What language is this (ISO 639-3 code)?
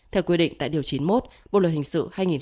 vie